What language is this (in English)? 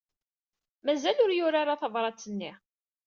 Kabyle